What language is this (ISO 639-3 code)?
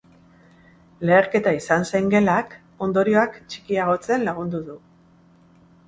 eus